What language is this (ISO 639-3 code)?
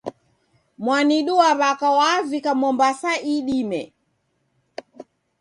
dav